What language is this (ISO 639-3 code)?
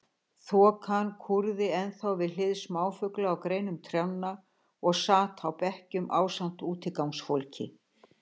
isl